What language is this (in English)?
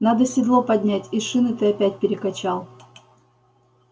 Russian